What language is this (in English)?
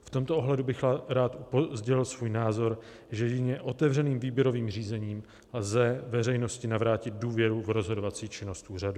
Czech